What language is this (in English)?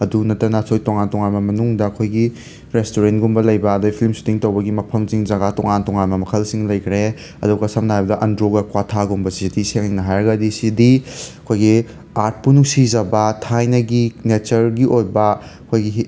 Manipuri